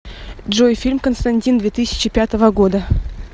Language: Russian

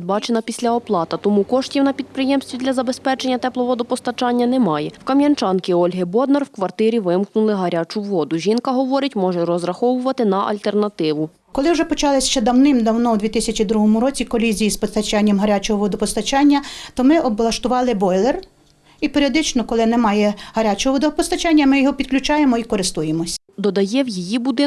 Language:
Ukrainian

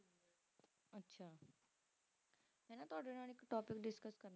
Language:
Punjabi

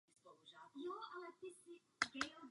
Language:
Czech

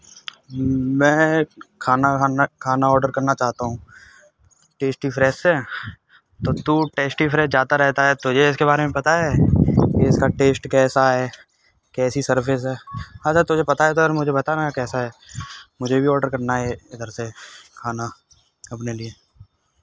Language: Hindi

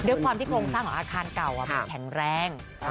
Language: Thai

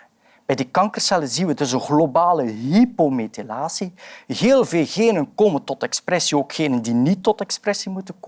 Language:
Dutch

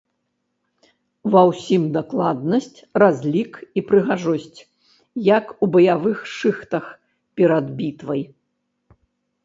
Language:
Belarusian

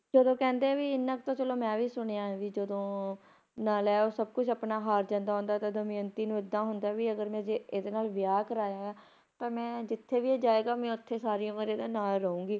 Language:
Punjabi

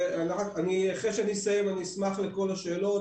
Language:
Hebrew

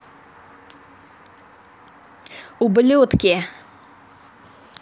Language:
Russian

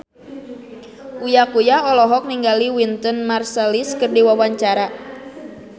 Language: Sundanese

